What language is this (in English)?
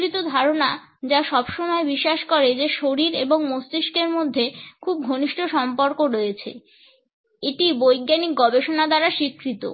Bangla